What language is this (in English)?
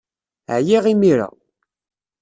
Kabyle